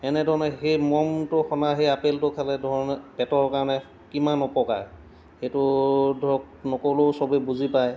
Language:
Assamese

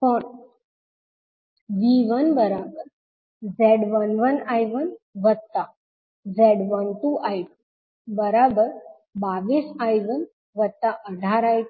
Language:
Gujarati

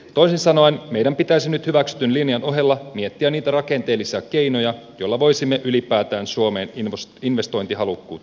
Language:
Finnish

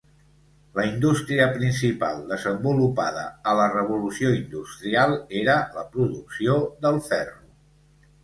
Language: Catalan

